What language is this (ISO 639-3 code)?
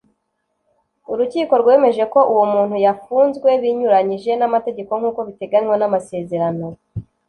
kin